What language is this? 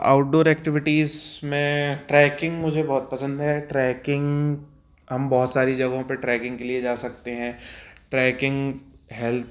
Hindi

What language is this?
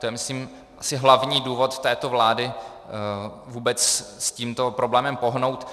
Czech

